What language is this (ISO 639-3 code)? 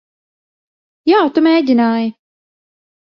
lav